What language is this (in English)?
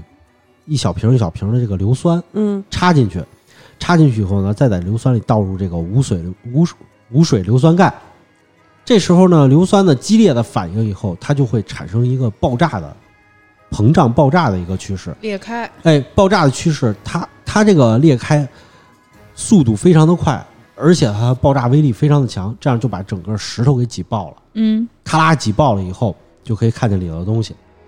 Chinese